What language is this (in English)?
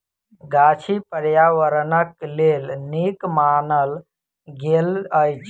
Maithili